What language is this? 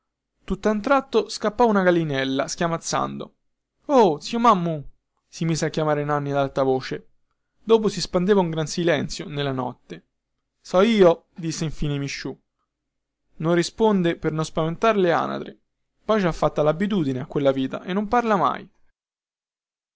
Italian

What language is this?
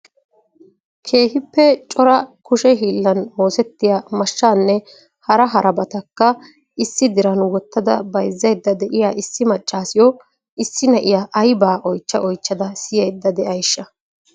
Wolaytta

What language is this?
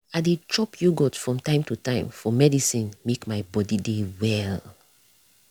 Nigerian Pidgin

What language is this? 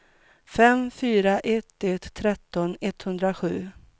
Swedish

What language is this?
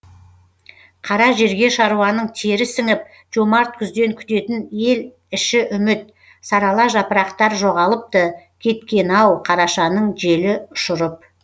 Kazakh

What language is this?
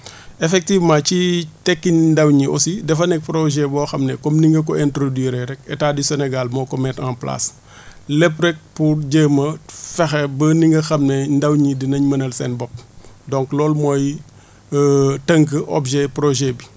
Wolof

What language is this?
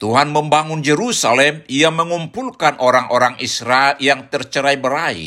Indonesian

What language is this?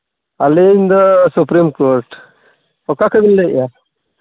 Santali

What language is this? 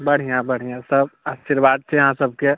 Maithili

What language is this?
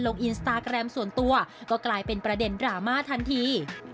Thai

